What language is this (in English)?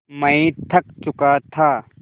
Hindi